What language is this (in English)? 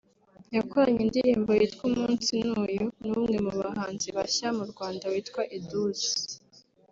Kinyarwanda